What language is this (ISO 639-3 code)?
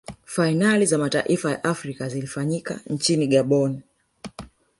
swa